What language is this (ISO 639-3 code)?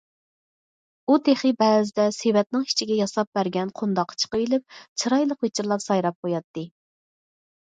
uig